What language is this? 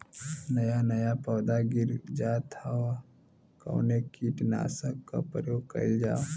Bhojpuri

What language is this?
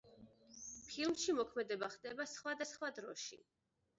Georgian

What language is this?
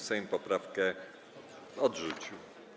Polish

